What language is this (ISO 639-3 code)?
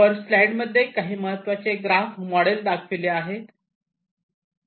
mar